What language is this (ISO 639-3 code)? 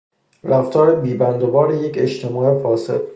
fas